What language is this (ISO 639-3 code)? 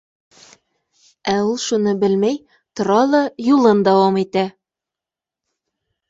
bak